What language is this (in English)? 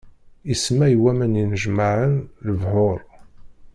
Kabyle